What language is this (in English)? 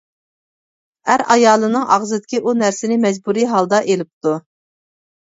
Uyghur